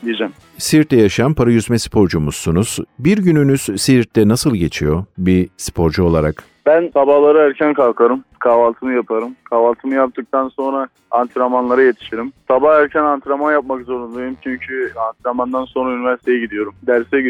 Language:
Turkish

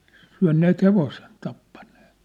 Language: Finnish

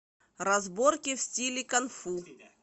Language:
Russian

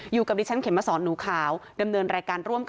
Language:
Thai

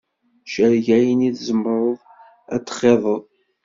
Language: Kabyle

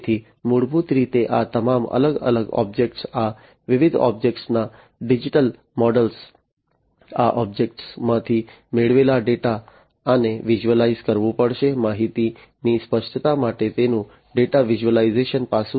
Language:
Gujarati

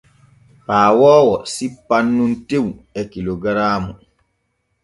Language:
Borgu Fulfulde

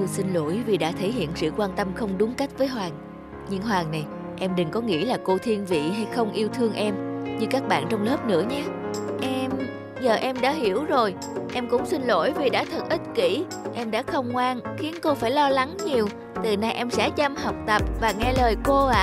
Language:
Vietnamese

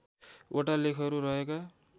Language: Nepali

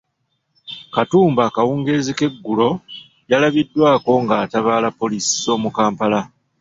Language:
Ganda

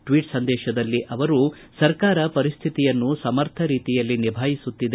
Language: Kannada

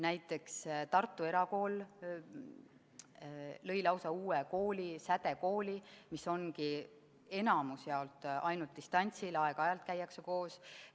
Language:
Estonian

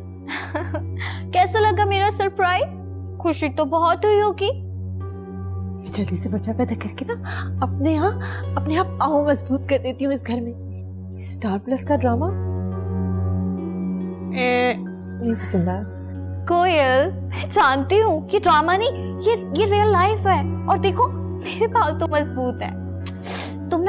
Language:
Hindi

